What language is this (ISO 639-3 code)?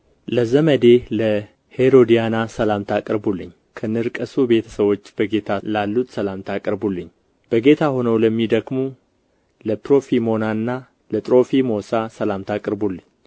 amh